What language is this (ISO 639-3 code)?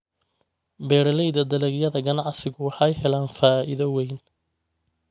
som